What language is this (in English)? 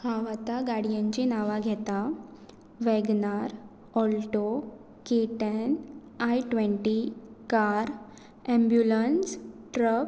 Konkani